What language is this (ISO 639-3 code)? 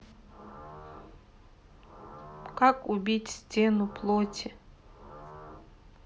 rus